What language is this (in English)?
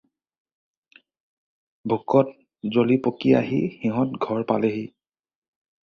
Assamese